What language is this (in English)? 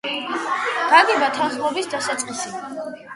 Georgian